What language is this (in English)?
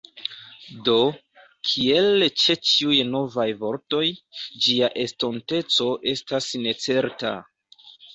Esperanto